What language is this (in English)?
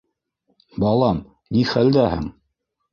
Bashkir